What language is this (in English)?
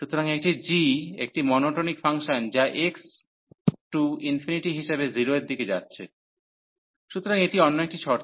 Bangla